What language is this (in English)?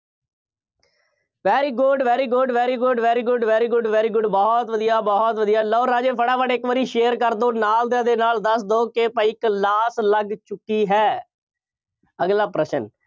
Punjabi